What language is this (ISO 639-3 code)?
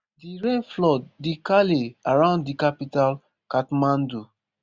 pcm